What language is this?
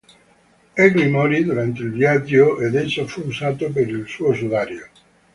Italian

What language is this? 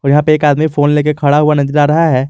Hindi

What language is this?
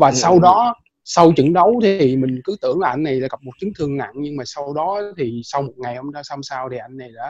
Vietnamese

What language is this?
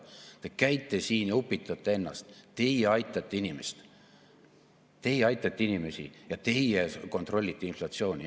Estonian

